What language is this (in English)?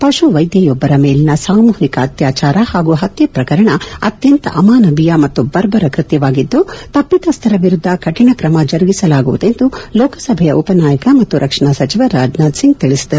Kannada